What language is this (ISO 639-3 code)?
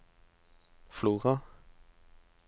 nor